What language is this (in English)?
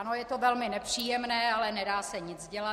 Czech